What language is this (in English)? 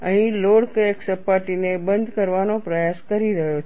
Gujarati